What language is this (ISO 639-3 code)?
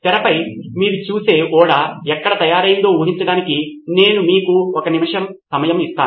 tel